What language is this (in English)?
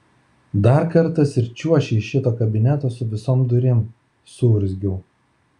Lithuanian